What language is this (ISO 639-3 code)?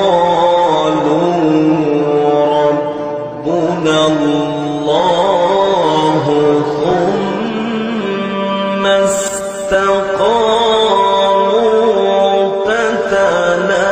ara